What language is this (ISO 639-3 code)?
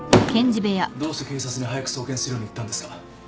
jpn